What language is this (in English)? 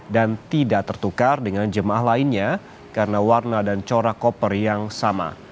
Indonesian